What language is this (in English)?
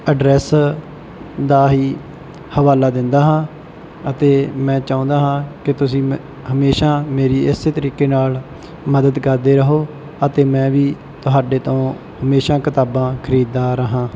Punjabi